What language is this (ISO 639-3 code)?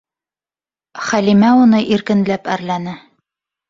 bak